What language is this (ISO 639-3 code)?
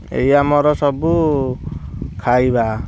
ori